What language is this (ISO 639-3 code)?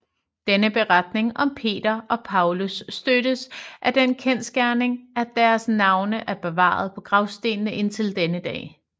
dan